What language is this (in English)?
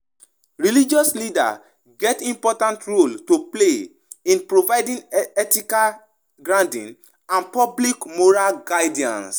Nigerian Pidgin